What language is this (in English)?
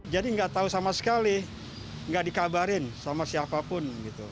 Indonesian